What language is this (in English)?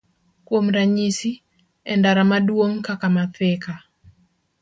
Luo (Kenya and Tanzania)